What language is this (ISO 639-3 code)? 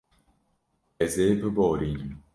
kur